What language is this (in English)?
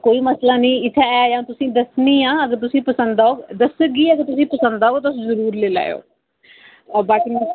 Dogri